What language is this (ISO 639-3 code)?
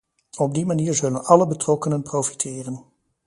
nld